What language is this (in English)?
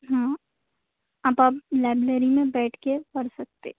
Urdu